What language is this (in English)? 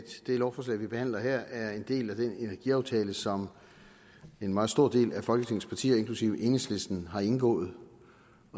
Danish